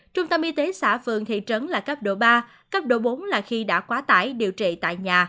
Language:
Vietnamese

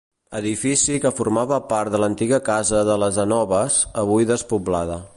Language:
Catalan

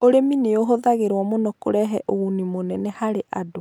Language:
Kikuyu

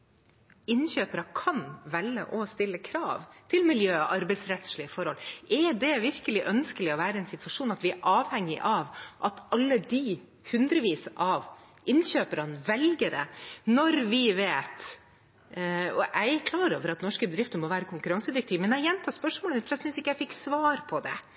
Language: Norwegian Bokmål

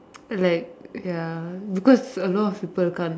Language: English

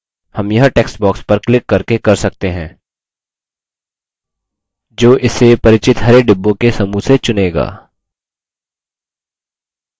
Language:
Hindi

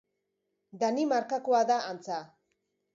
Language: Basque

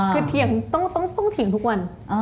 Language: Thai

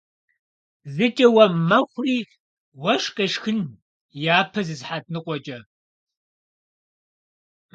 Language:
Kabardian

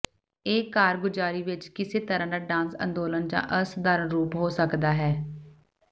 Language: Punjabi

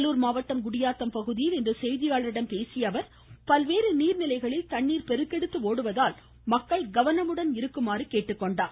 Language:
Tamil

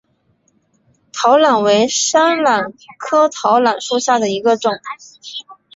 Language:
Chinese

